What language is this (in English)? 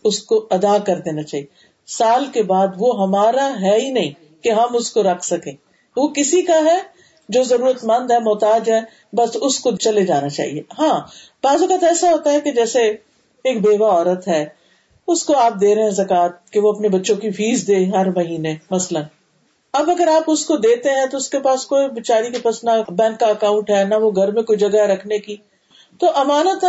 Urdu